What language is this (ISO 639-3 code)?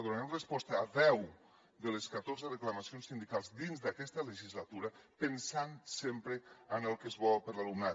cat